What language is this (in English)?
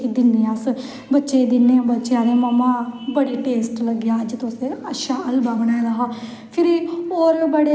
Dogri